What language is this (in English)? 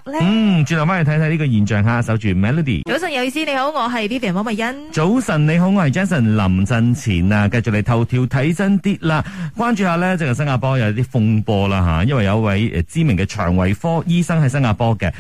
Chinese